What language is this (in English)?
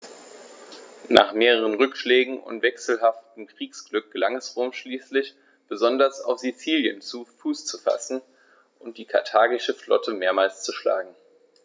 German